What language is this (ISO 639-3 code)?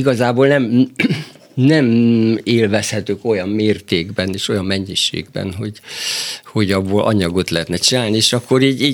hun